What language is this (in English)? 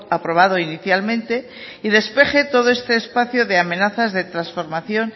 Spanish